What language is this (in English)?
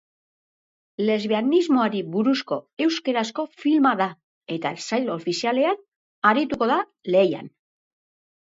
Basque